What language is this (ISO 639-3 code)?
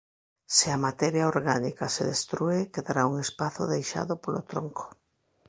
glg